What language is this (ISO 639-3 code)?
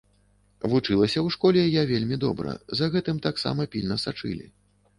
bel